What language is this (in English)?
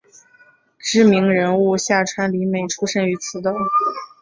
Chinese